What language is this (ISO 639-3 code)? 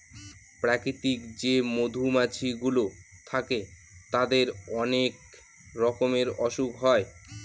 ben